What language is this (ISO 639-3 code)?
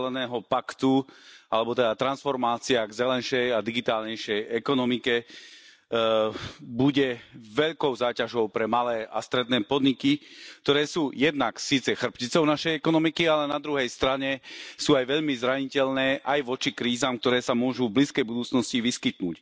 slk